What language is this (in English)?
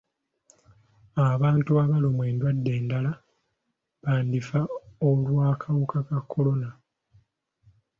Ganda